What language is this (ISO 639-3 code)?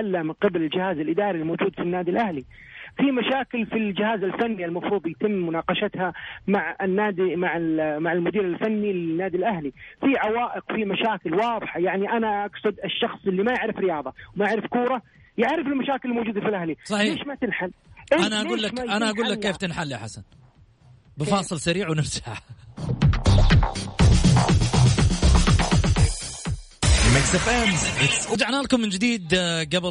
ara